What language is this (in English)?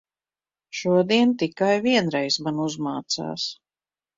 Latvian